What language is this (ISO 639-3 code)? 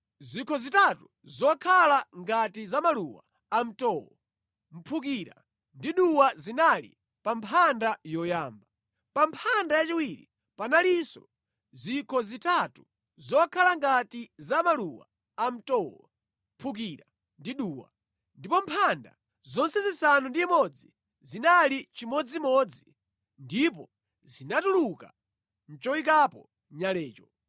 nya